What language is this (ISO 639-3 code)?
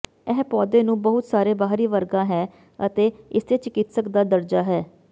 pan